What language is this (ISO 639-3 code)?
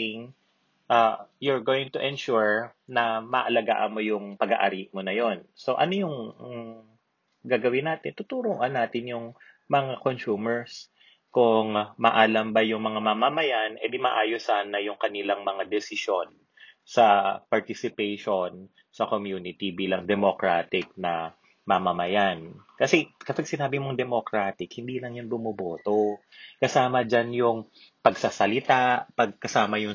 fil